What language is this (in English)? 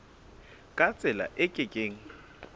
Southern Sotho